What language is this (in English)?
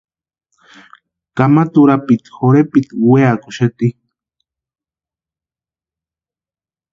Western Highland Purepecha